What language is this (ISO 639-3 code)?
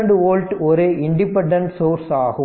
tam